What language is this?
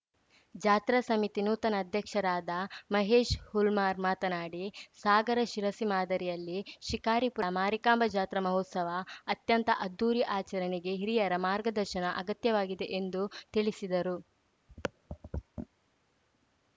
Kannada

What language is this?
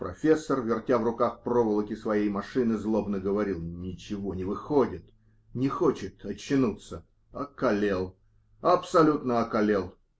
Russian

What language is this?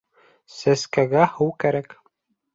Bashkir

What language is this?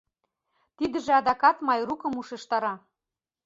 Mari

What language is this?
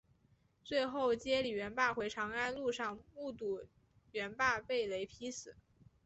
Chinese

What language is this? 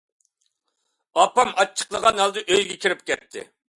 Uyghur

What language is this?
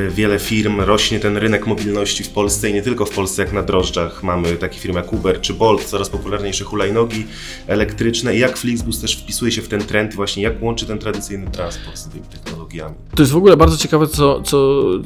Polish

